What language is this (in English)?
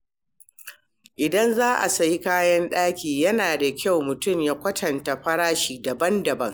Hausa